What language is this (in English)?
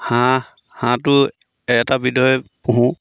Assamese